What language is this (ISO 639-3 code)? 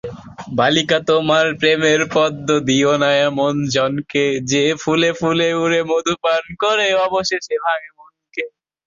ben